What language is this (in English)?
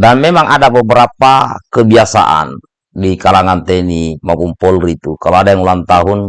Indonesian